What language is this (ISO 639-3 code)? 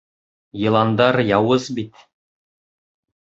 bak